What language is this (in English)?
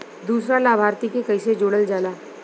Bhojpuri